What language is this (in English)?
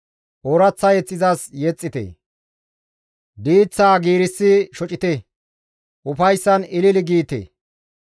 Gamo